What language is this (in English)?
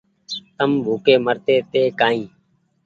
Goaria